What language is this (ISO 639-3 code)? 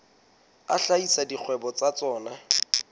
sot